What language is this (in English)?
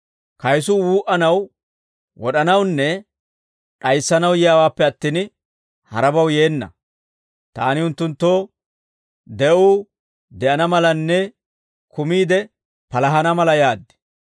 Dawro